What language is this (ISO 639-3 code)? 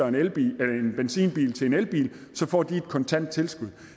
dan